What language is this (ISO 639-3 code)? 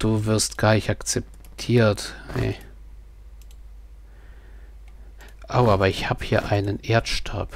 deu